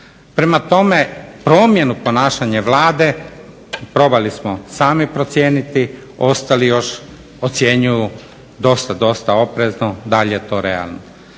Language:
Croatian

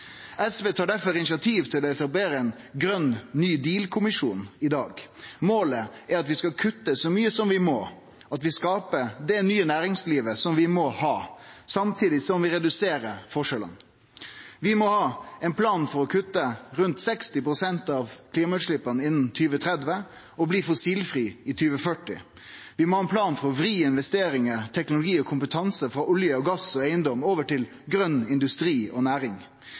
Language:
Norwegian Nynorsk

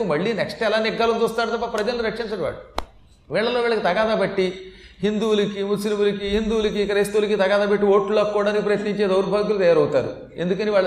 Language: Telugu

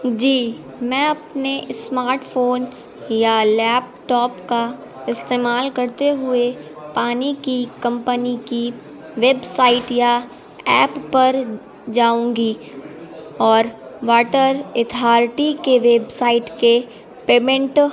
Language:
Urdu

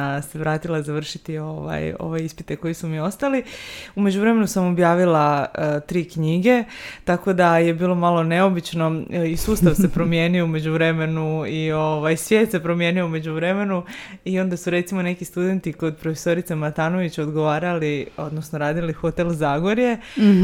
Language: Croatian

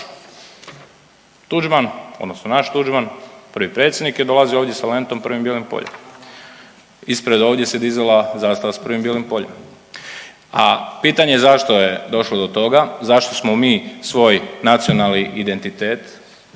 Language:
Croatian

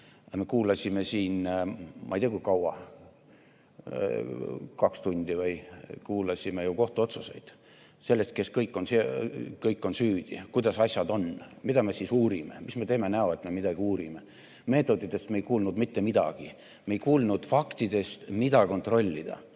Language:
Estonian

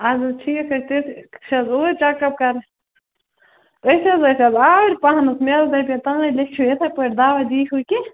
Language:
Kashmiri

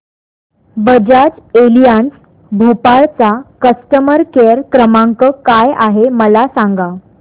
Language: Marathi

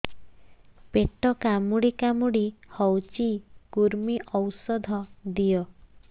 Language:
Odia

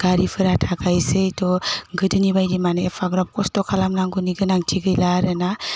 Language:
Bodo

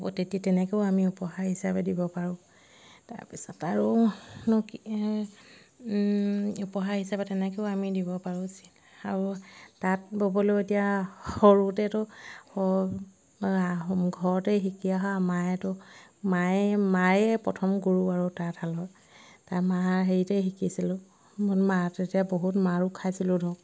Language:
Assamese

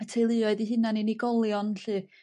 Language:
Welsh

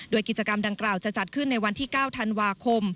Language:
Thai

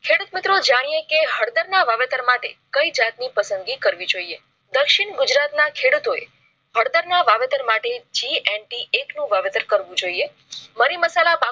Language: Gujarati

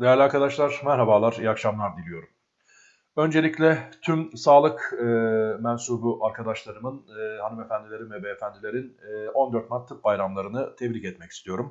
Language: Turkish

